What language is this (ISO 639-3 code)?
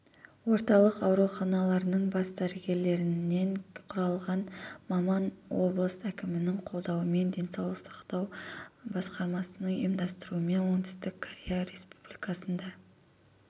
kaz